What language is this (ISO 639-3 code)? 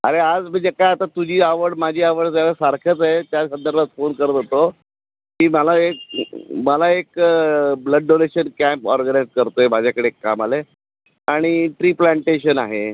mar